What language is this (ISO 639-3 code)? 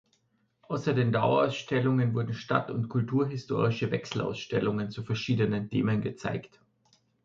deu